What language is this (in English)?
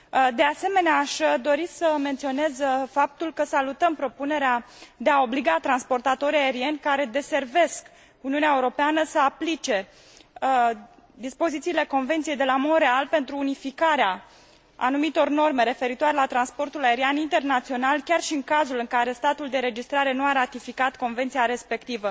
Romanian